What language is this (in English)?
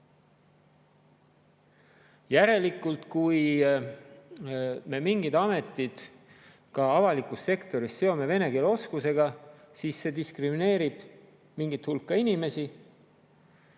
Estonian